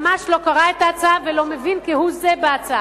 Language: Hebrew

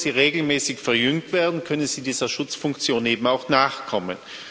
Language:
German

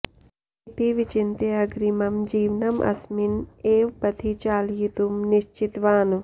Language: Sanskrit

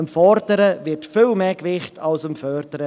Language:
Swiss German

